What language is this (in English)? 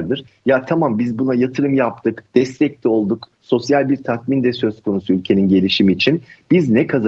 Turkish